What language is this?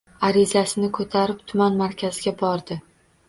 Uzbek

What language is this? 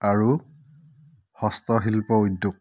Assamese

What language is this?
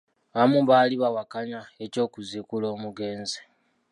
Ganda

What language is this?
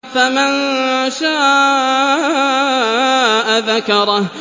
Arabic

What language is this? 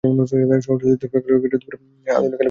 Bangla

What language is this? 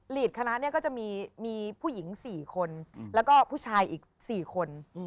Thai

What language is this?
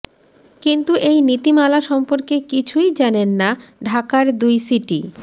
Bangla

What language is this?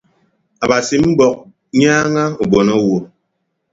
Ibibio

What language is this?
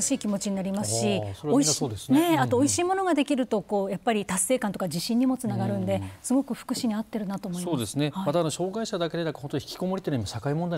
Japanese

